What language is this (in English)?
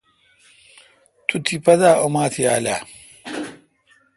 Kalkoti